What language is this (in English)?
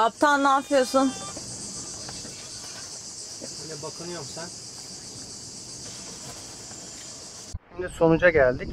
Turkish